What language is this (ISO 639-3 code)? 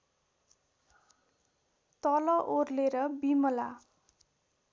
nep